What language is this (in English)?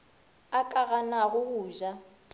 Northern Sotho